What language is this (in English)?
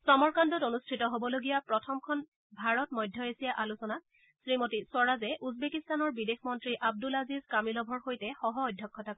Assamese